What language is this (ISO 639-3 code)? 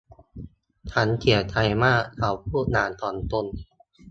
tha